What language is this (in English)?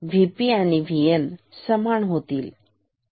Marathi